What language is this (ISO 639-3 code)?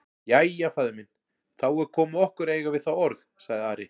isl